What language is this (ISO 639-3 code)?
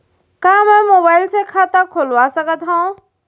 hne